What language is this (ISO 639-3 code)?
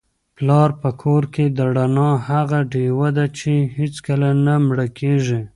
pus